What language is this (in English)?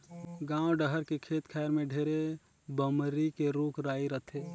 Chhattisgarhi